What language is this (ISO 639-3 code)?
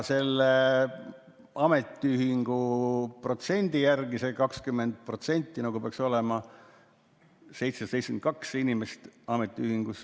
est